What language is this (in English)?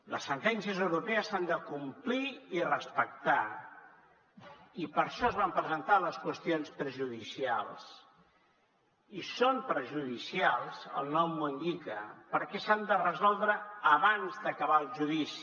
Catalan